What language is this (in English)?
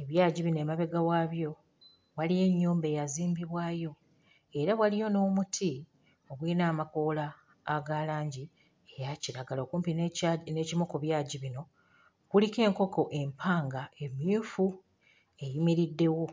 Ganda